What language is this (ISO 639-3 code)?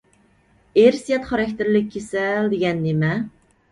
uig